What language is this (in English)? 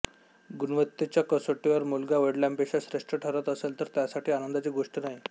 Marathi